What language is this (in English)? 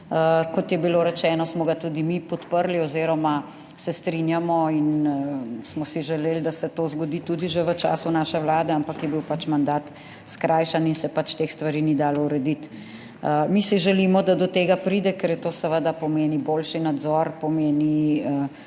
Slovenian